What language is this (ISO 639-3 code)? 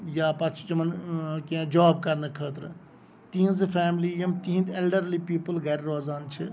kas